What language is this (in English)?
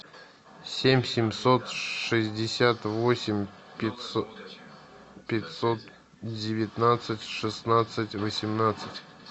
Russian